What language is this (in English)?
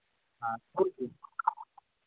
Santali